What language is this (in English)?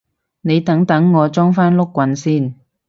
Cantonese